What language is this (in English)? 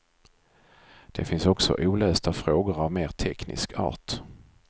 Swedish